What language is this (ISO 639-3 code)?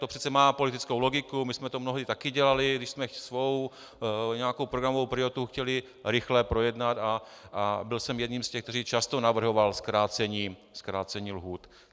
ces